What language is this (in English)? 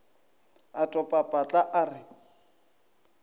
Northern Sotho